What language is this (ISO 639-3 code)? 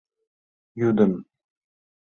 chm